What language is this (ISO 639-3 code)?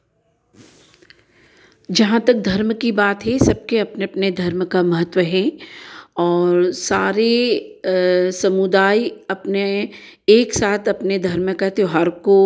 hin